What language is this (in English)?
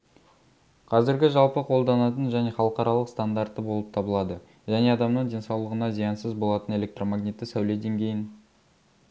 Kazakh